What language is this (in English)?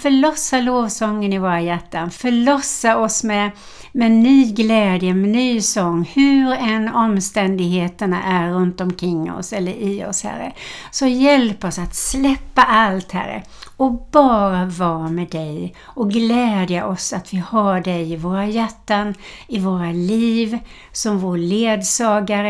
Swedish